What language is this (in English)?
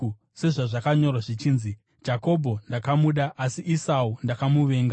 Shona